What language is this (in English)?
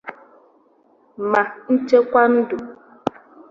Igbo